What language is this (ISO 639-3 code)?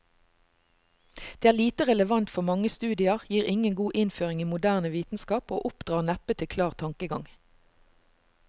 nor